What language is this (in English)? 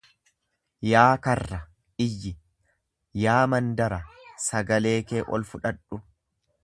Oromo